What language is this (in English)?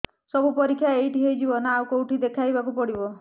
Odia